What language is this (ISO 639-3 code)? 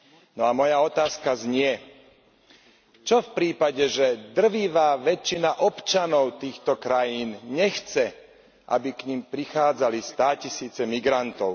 slk